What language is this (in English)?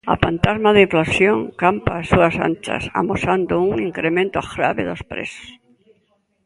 Galician